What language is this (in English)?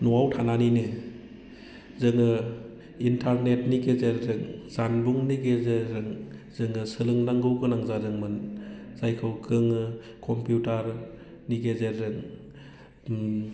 Bodo